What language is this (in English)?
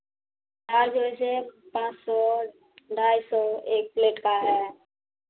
Hindi